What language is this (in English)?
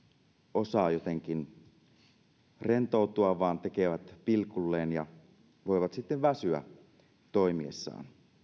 Finnish